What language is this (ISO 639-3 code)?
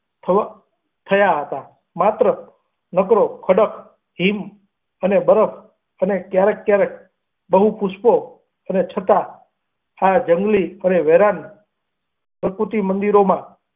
guj